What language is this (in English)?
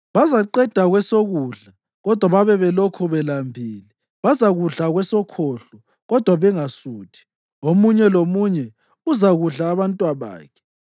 North Ndebele